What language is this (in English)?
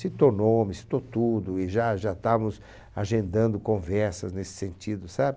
Portuguese